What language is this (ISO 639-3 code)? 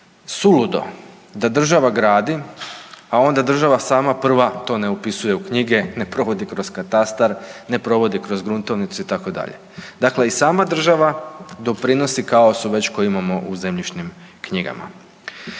hrv